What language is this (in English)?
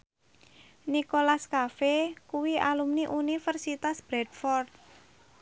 Javanese